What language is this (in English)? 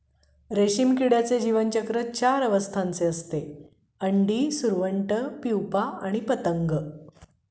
Marathi